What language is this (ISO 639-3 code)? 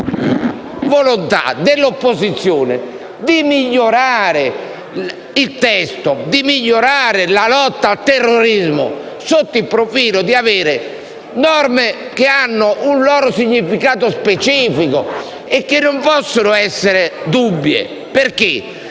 ita